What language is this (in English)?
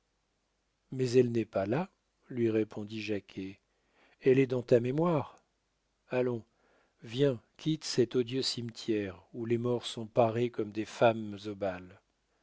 French